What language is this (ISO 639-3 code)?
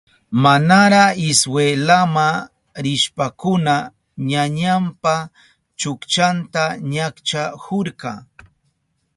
qup